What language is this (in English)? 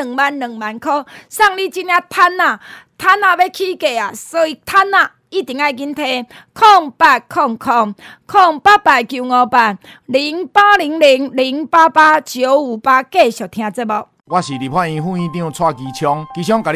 Chinese